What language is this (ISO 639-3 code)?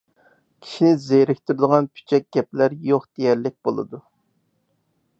uig